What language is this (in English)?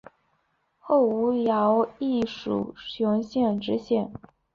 Chinese